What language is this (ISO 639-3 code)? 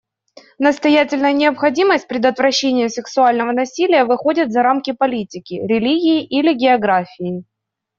rus